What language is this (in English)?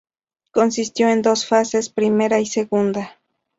Spanish